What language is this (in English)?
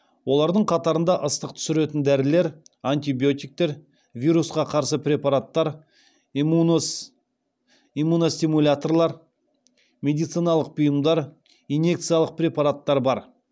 Kazakh